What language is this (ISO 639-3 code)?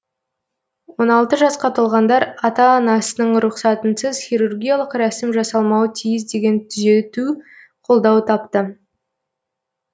kaz